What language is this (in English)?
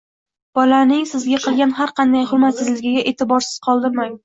Uzbek